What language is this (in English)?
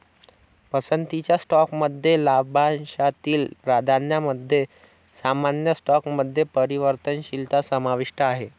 Marathi